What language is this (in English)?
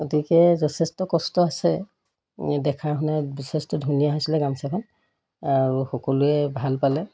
Assamese